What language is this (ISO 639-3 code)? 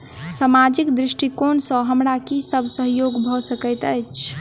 mai